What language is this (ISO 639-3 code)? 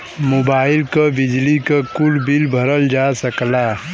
bho